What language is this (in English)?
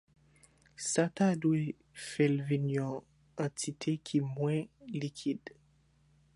Haitian Creole